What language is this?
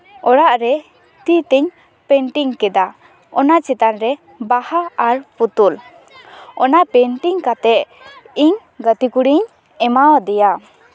Santali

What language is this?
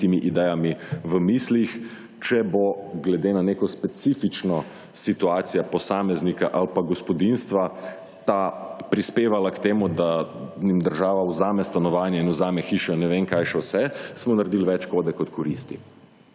Slovenian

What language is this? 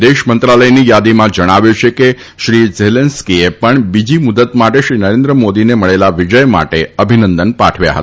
Gujarati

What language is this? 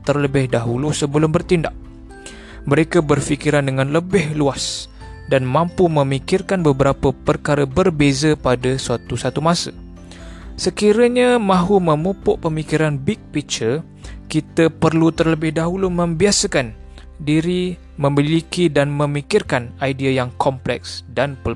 Malay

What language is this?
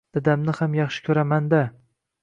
Uzbek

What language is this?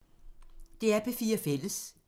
Danish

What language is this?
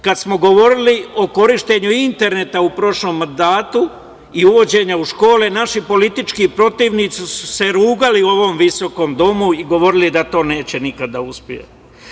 Serbian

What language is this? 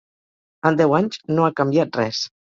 Catalan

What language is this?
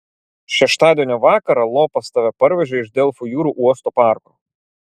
Lithuanian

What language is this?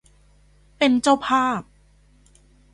Thai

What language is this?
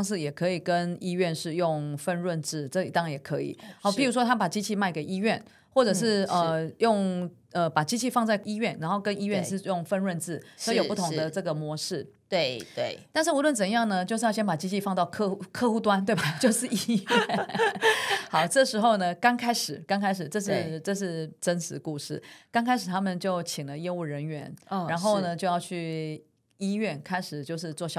Chinese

